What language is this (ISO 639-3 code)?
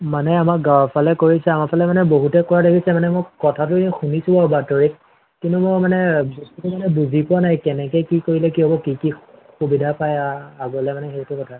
asm